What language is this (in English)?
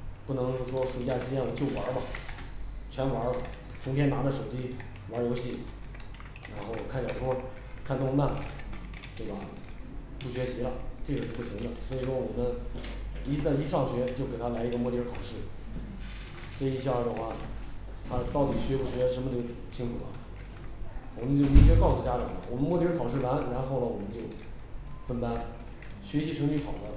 Chinese